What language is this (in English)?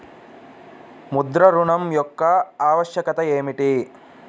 Telugu